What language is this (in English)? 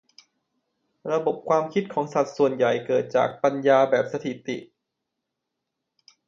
Thai